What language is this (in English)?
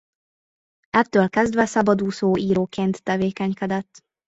Hungarian